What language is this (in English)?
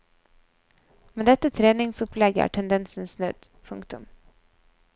Norwegian